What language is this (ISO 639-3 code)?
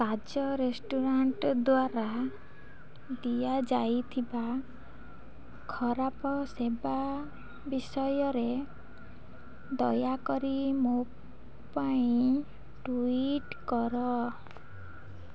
ori